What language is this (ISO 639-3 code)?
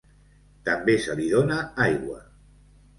cat